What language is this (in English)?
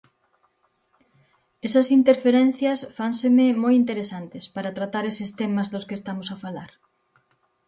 Galician